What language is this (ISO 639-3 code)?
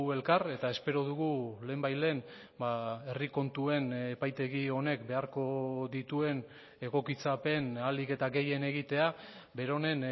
eus